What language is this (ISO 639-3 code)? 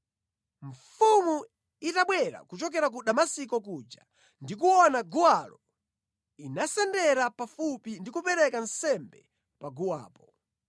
nya